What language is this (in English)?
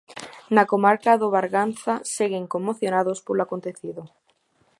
Galician